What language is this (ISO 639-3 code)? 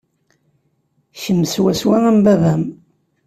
kab